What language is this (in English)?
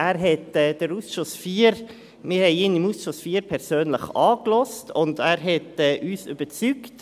Swiss German